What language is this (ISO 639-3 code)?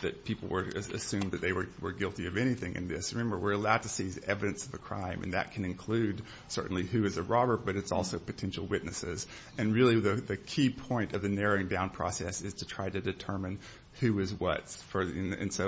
eng